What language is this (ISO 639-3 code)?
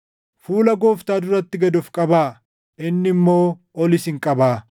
orm